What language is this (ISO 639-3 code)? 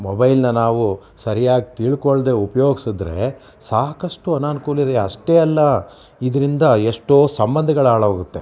kan